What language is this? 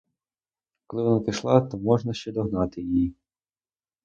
Ukrainian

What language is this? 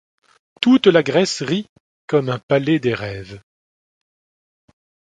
French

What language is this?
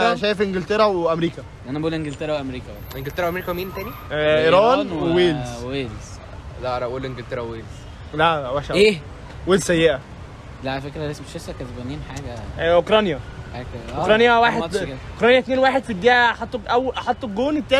Arabic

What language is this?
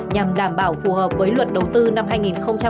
Vietnamese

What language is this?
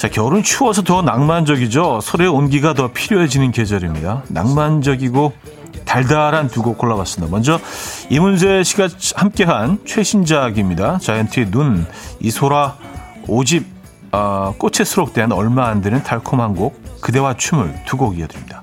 Korean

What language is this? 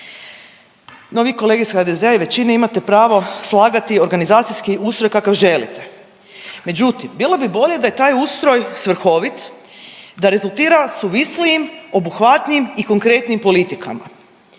Croatian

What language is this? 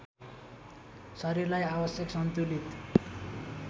Nepali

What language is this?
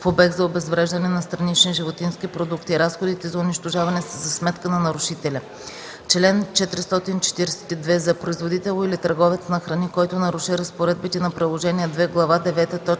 Bulgarian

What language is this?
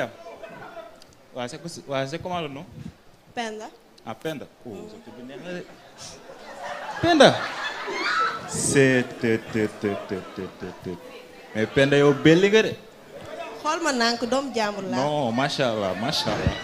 Indonesian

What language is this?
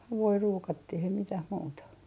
Finnish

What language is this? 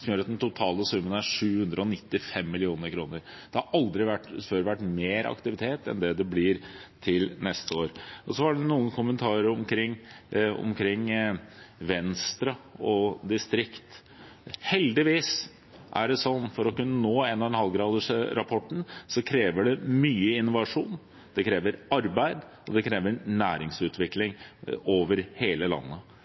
Norwegian Bokmål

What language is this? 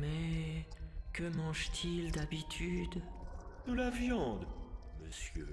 French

